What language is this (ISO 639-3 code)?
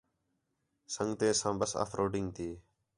xhe